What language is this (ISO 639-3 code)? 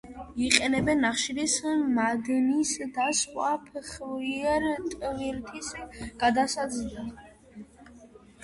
kat